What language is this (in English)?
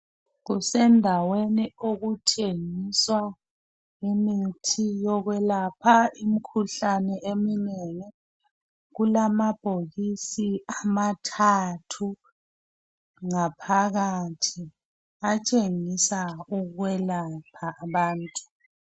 North Ndebele